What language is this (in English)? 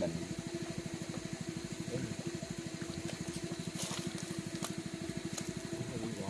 Vietnamese